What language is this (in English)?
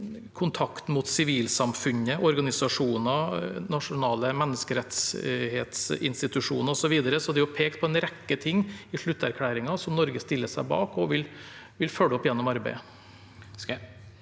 Norwegian